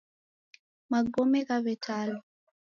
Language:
Taita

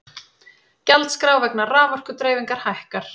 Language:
Icelandic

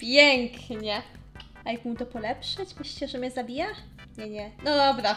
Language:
Polish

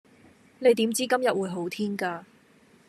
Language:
Cantonese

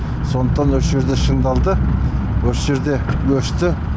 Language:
Kazakh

